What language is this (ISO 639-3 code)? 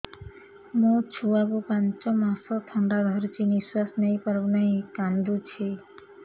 ori